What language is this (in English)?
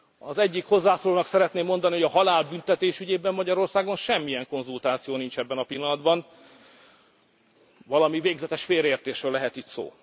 Hungarian